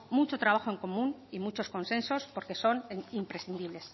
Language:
Spanish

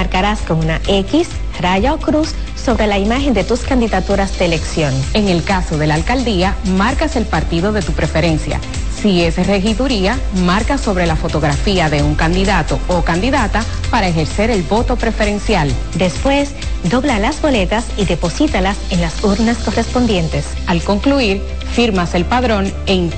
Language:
Spanish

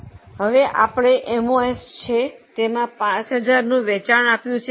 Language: Gujarati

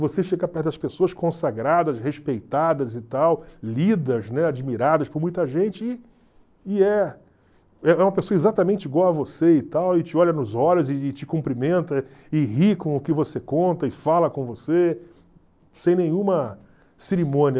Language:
Portuguese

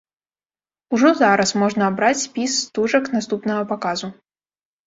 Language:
Belarusian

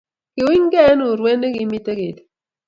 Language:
Kalenjin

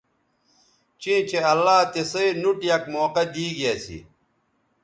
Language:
Bateri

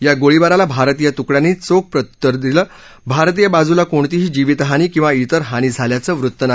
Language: Marathi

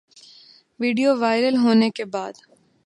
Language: Urdu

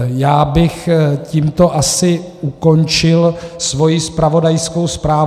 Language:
Czech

